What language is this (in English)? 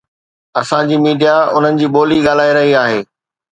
Sindhi